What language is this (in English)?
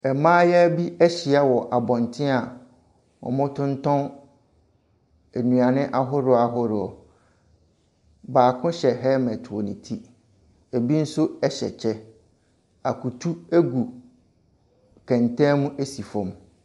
Akan